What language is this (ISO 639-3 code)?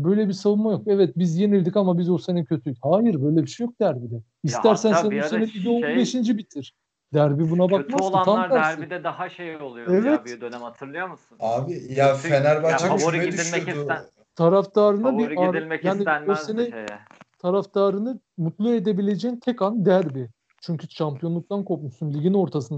tur